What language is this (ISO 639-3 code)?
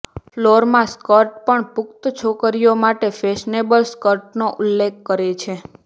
guj